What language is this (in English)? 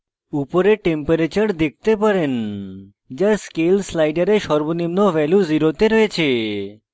Bangla